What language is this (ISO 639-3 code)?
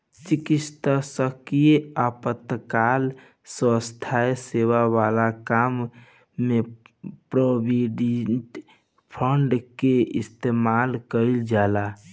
bho